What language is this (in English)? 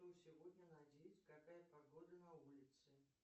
Russian